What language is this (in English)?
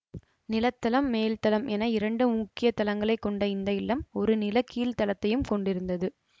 Tamil